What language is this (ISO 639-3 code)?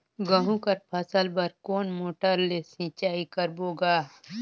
hne